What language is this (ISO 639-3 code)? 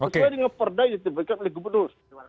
ind